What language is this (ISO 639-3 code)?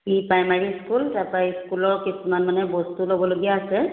asm